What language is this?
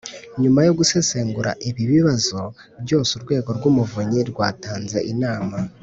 Kinyarwanda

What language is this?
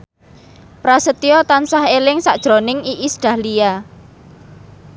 Javanese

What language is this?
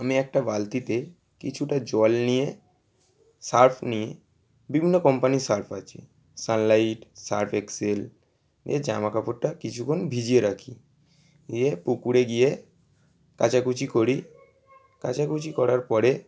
Bangla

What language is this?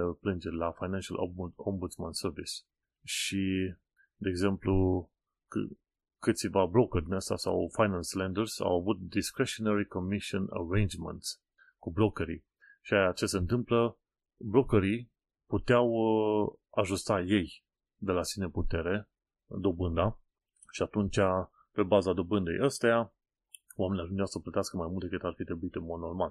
Romanian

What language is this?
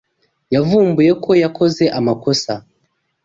Kinyarwanda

